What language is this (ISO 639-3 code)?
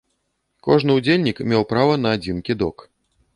bel